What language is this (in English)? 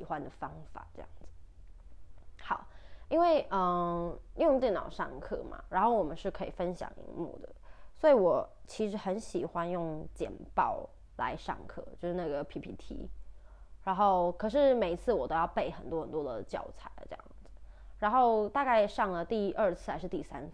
Chinese